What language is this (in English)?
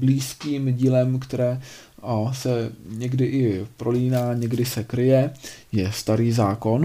Czech